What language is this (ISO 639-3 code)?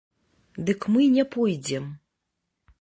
bel